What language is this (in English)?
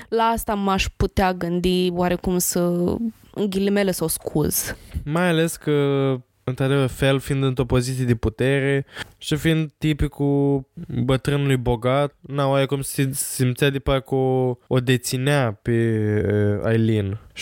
Romanian